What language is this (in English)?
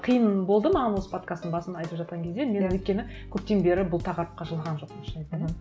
Kazakh